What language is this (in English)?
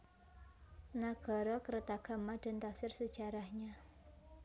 Javanese